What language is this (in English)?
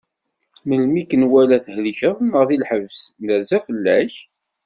Kabyle